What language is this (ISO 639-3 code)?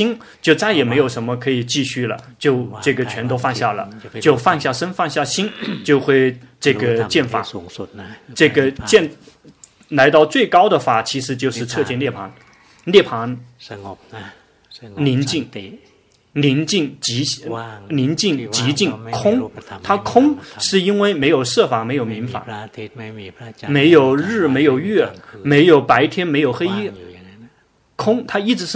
zho